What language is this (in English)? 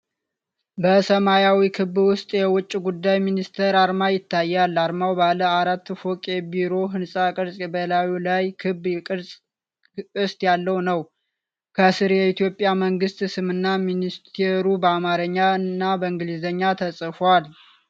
Amharic